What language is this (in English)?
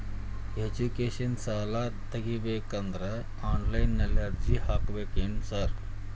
Kannada